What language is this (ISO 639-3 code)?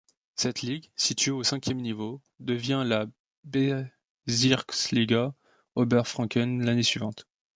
fra